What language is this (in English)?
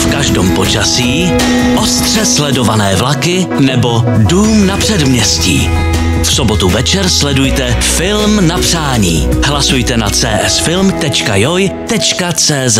Czech